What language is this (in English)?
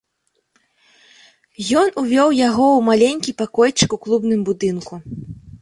Belarusian